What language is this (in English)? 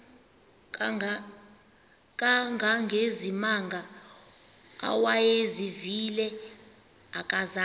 Xhosa